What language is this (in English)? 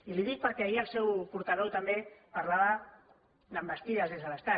Catalan